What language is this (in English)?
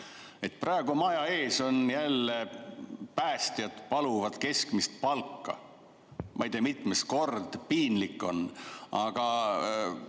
Estonian